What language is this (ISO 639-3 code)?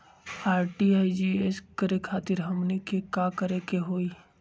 mag